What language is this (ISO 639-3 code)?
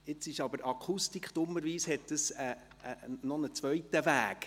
gsw